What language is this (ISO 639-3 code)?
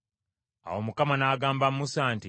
lug